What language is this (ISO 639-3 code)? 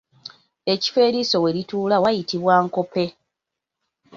lug